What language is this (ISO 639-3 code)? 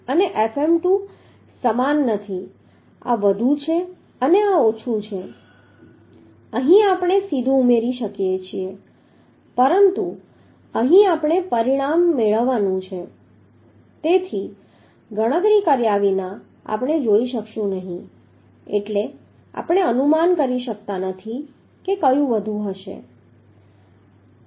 guj